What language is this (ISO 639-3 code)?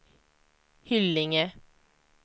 swe